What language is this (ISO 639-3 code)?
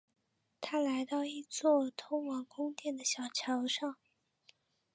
zho